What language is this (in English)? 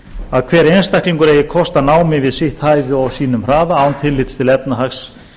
Icelandic